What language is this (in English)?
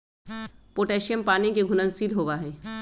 Magahi